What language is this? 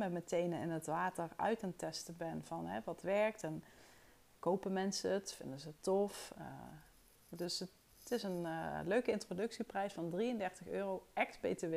Dutch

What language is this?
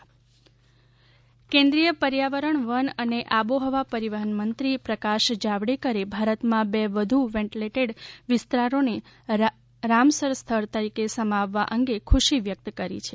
Gujarati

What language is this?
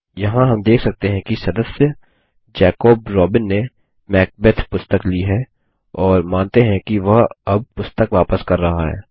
Hindi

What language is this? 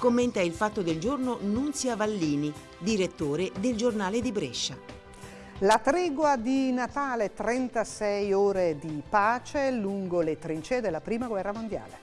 Italian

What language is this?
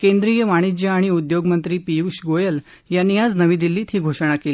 Marathi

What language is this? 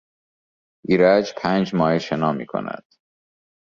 Persian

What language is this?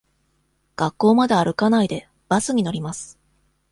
Japanese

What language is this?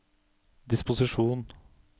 Norwegian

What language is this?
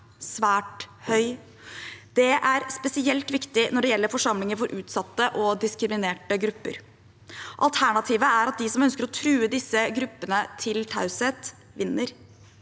Norwegian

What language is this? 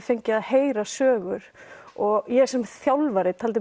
Icelandic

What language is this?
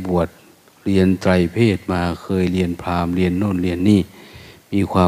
Thai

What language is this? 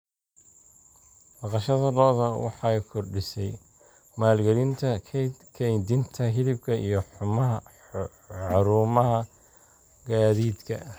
Somali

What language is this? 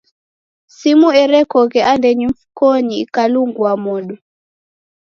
Taita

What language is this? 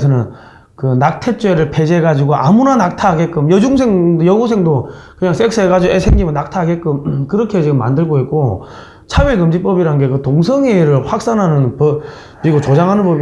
Korean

